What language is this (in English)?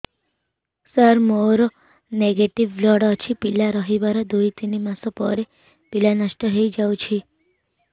Odia